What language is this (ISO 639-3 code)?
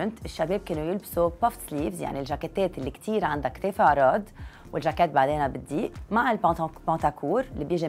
ara